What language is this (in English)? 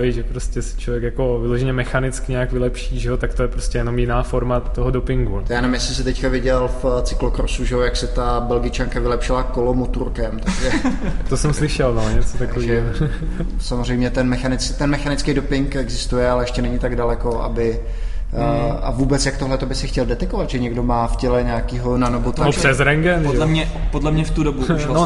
Czech